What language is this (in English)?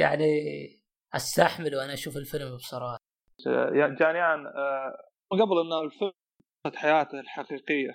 Arabic